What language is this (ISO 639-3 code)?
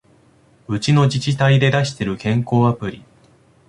jpn